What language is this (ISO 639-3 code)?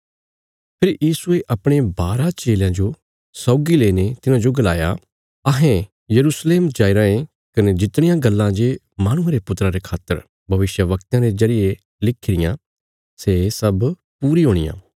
kfs